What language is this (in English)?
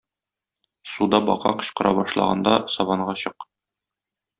Tatar